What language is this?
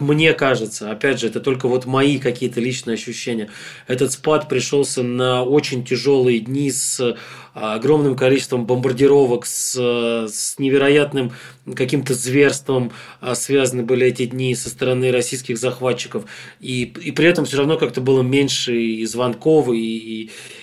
Russian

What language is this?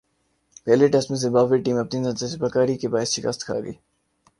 Urdu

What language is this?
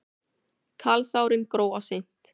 Icelandic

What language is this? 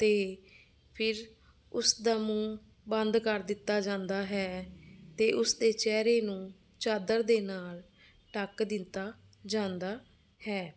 Punjabi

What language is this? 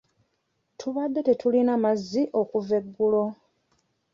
Ganda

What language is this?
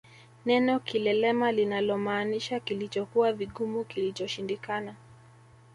Swahili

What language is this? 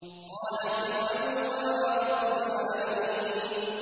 Arabic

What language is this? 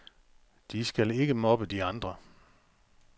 Danish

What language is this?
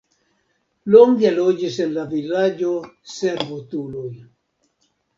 Esperanto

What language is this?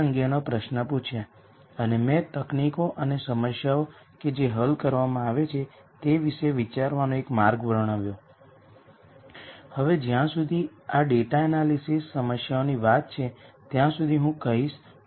Gujarati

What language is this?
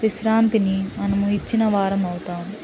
Telugu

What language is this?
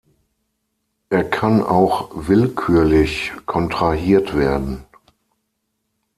German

